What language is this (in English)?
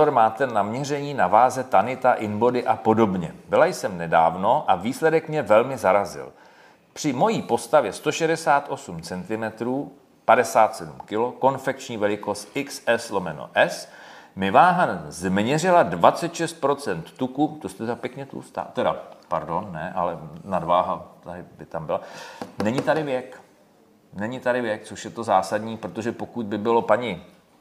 Czech